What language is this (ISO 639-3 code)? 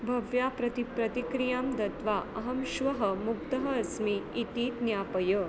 san